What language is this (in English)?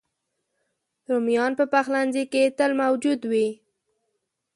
Pashto